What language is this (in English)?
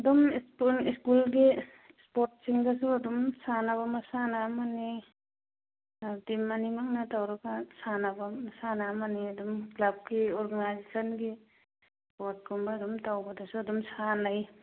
Manipuri